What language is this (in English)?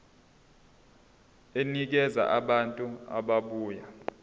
Zulu